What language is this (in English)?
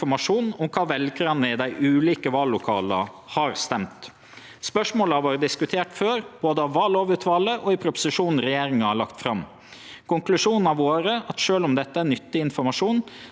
Norwegian